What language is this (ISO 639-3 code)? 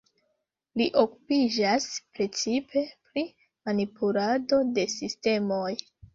epo